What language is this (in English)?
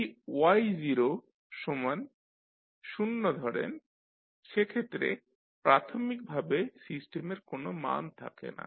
Bangla